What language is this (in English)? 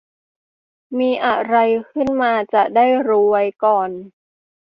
Thai